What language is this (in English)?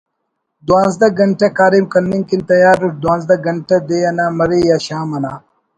Brahui